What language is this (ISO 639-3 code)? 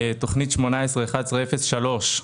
heb